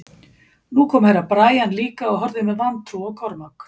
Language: Icelandic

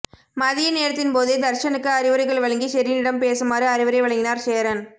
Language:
Tamil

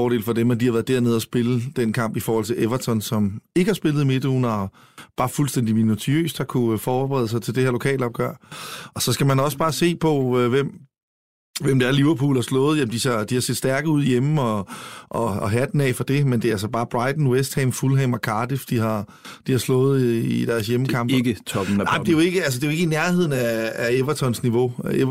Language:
Danish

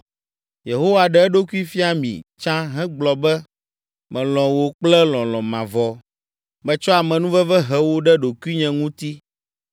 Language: Ewe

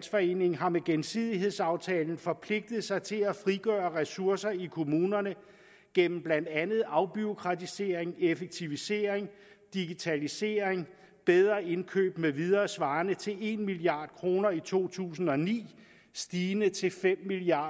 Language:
Danish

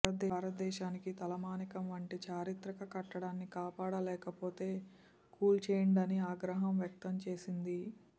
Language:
Telugu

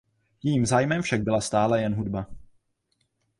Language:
Czech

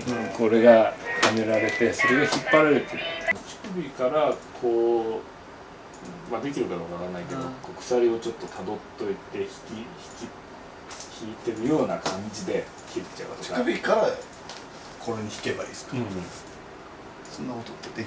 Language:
Japanese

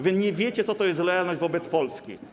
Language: Polish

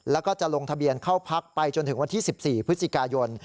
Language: Thai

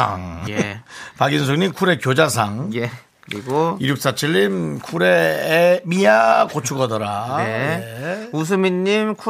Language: Korean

